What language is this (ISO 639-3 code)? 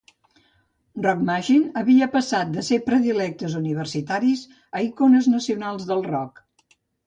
cat